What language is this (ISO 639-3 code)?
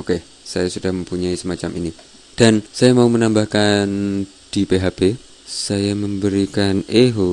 ind